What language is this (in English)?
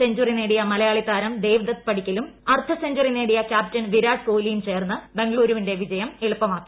Malayalam